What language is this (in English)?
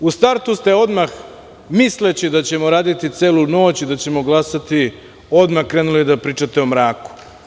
Serbian